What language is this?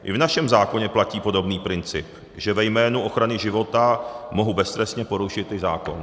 Czech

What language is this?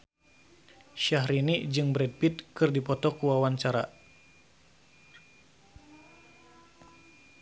Sundanese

